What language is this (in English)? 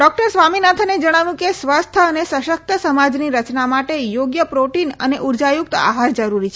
Gujarati